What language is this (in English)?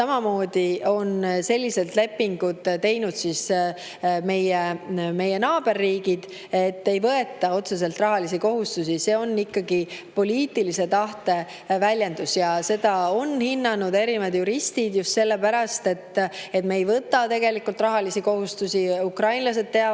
Estonian